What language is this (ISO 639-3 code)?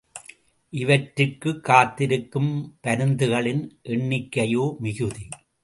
tam